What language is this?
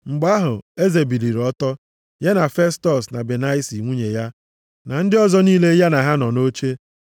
Igbo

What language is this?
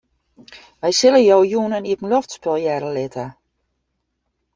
Western Frisian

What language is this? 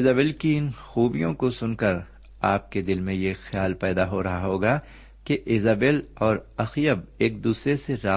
Urdu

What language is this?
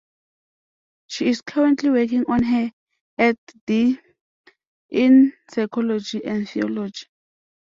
English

